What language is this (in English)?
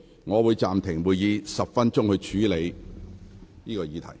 Cantonese